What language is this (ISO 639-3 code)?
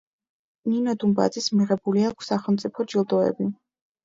kat